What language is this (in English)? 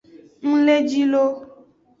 Aja (Benin)